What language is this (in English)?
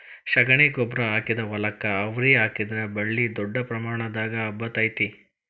Kannada